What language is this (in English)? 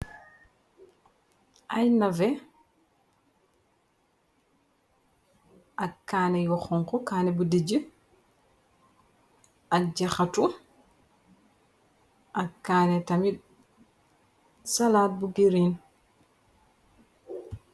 Wolof